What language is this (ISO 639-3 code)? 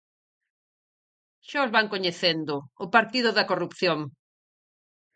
glg